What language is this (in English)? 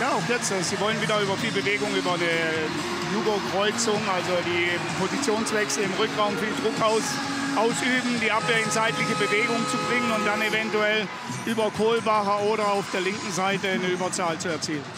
German